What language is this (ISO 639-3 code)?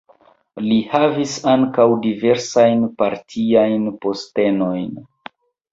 epo